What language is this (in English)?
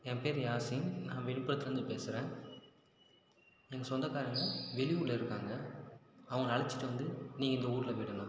Tamil